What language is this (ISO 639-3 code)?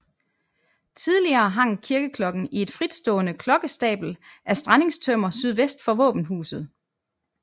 dan